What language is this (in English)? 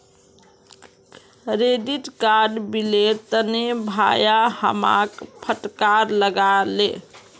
Magahi